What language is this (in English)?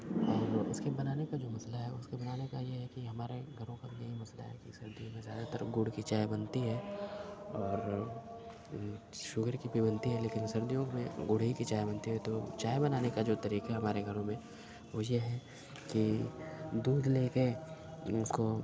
Urdu